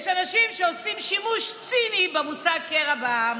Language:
Hebrew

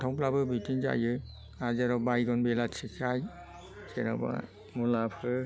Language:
Bodo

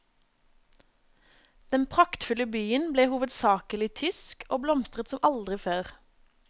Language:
Norwegian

